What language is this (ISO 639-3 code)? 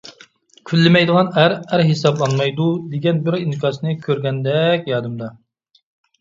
uig